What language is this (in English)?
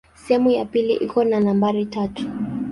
Swahili